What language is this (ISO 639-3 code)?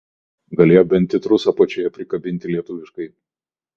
lit